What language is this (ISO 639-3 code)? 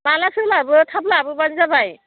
brx